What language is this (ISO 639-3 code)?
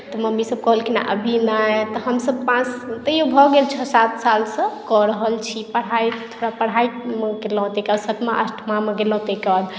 mai